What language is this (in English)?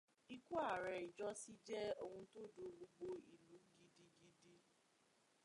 Yoruba